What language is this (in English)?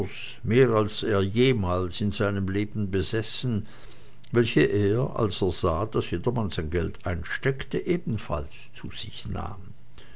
German